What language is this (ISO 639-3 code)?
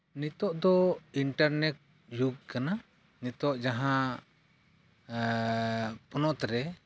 sat